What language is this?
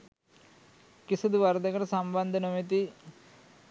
Sinhala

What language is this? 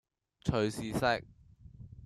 Cantonese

